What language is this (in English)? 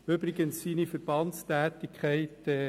Swiss German